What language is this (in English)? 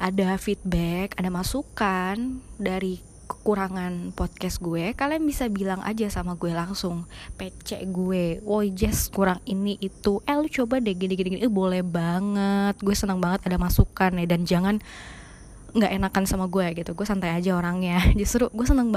Indonesian